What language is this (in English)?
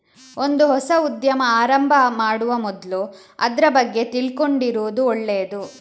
Kannada